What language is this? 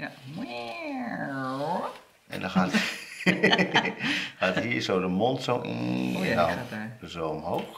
Dutch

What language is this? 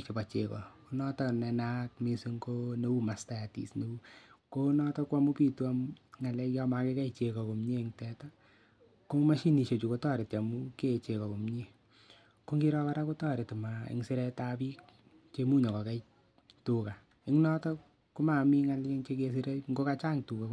Kalenjin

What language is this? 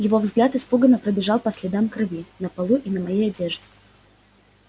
Russian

